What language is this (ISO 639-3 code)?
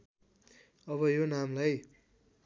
nep